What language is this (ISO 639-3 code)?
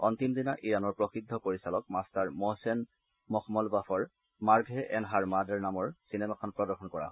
asm